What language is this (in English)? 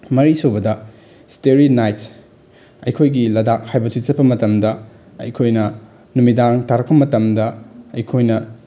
Manipuri